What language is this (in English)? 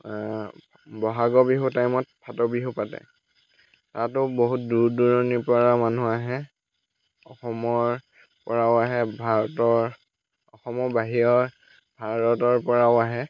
Assamese